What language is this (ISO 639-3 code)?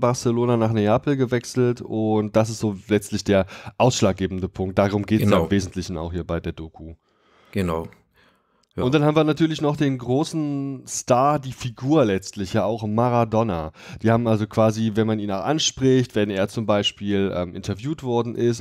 deu